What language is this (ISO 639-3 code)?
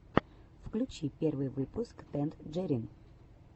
rus